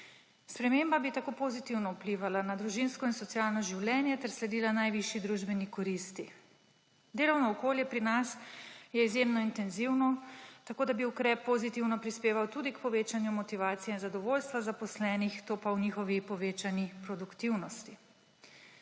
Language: Slovenian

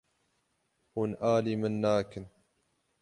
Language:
Kurdish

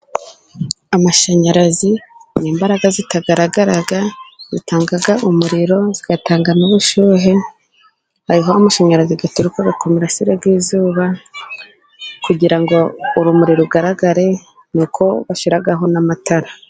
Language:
Kinyarwanda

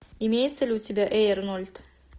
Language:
Russian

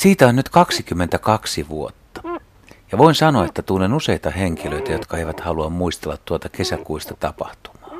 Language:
Finnish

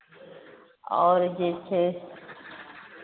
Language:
Maithili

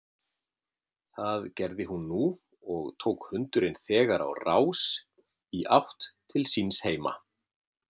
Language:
Icelandic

